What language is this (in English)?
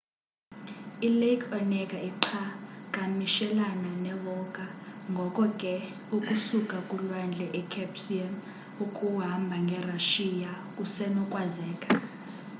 Xhosa